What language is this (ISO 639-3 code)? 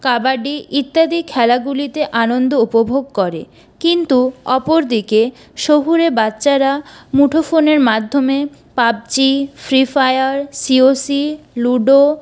ben